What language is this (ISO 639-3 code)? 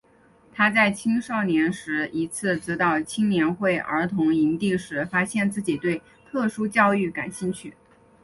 zho